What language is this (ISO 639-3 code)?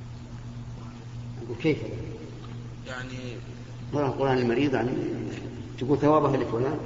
ara